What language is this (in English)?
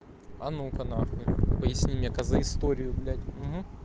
Russian